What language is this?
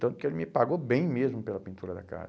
Portuguese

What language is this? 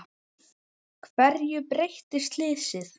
Icelandic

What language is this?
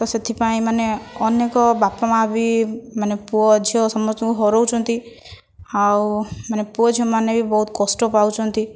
Odia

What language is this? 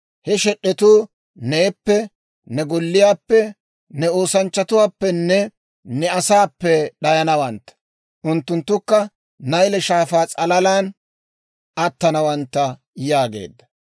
Dawro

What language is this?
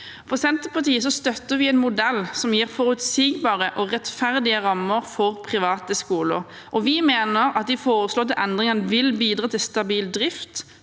Norwegian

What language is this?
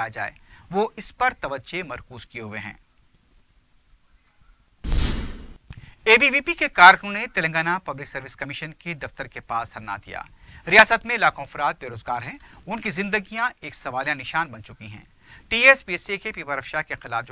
Hindi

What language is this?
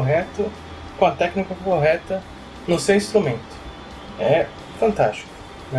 Portuguese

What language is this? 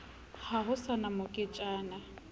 Southern Sotho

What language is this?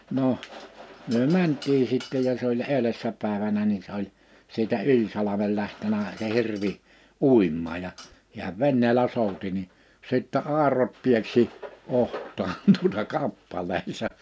Finnish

